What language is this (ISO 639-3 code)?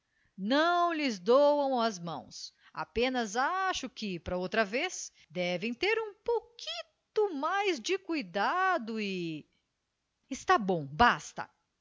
por